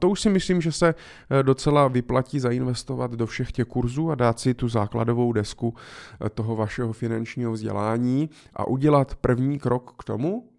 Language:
Czech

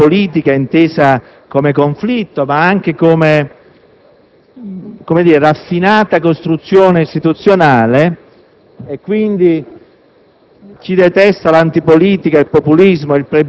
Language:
Italian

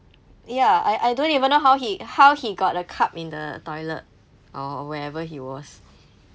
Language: English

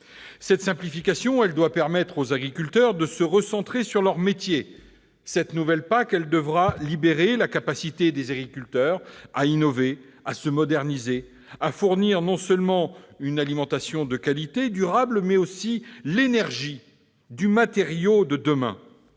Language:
French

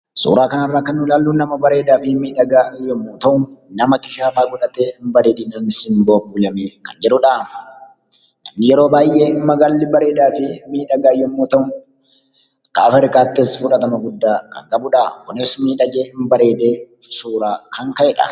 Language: Oromo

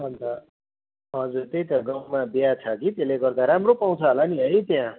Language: Nepali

